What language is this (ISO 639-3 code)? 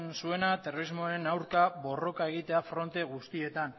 eus